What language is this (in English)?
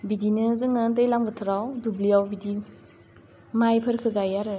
Bodo